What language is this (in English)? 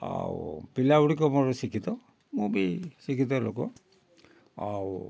Odia